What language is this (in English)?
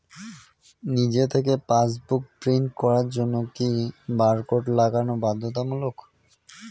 Bangla